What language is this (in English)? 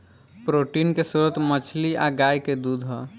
Bhojpuri